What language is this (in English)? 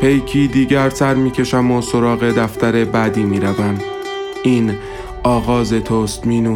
Persian